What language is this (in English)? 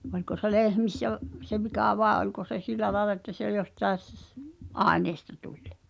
Finnish